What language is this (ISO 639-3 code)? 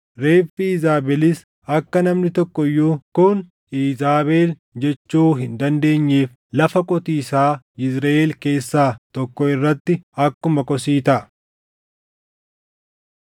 orm